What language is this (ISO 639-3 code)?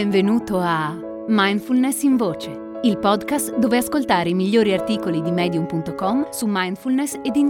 ita